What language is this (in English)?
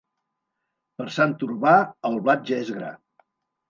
Catalan